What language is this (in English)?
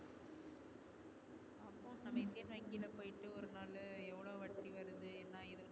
Tamil